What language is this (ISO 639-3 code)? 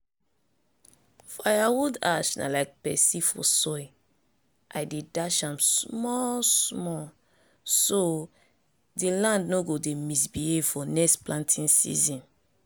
pcm